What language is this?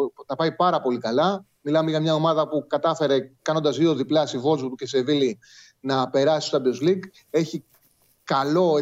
Greek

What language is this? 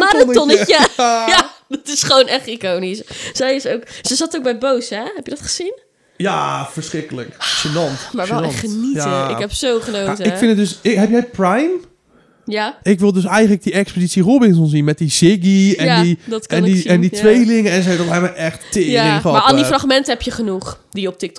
Dutch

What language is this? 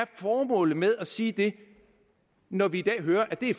Danish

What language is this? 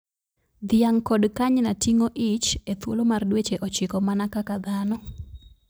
Luo (Kenya and Tanzania)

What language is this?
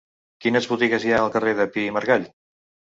Catalan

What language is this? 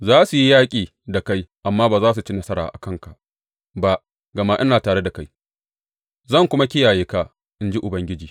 Hausa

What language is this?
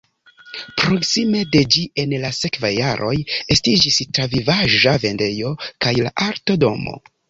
Esperanto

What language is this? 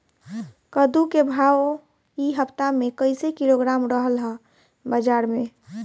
Bhojpuri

